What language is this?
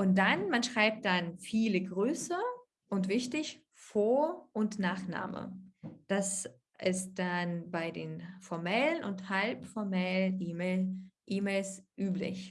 German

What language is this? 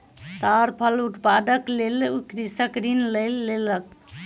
Maithili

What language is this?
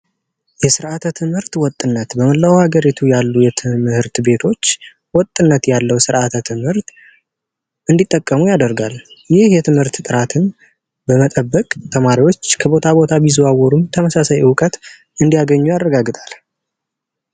Amharic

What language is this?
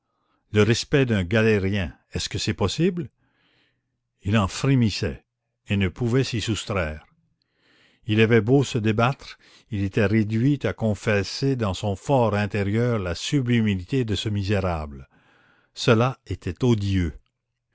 French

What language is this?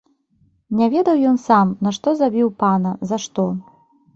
Belarusian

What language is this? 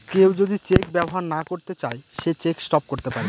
Bangla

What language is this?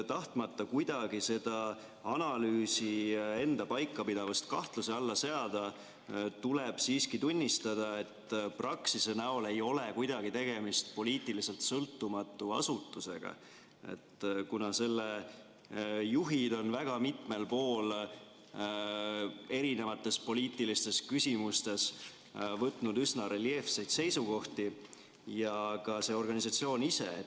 Estonian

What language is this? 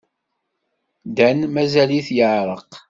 Kabyle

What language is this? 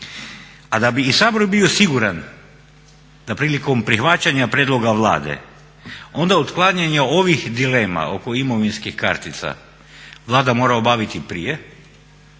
Croatian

